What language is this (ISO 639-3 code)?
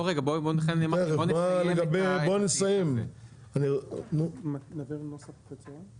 heb